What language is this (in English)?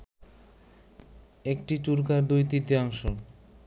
Bangla